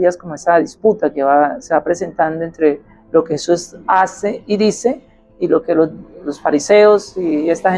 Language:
Spanish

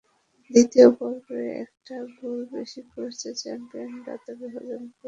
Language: Bangla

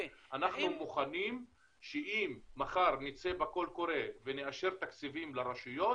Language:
Hebrew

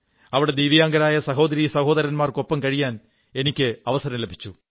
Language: Malayalam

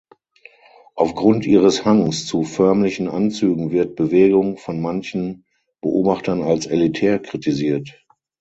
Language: German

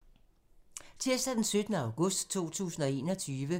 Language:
Danish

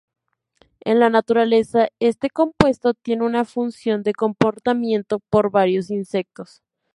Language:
Spanish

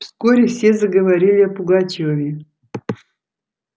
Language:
Russian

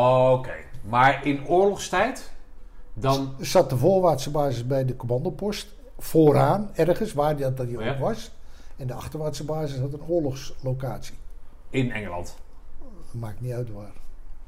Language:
Dutch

